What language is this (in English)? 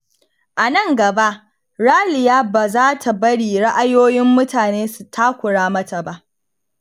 Hausa